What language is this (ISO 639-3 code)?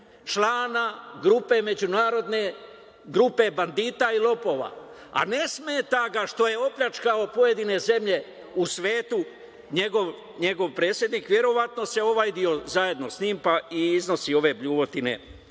srp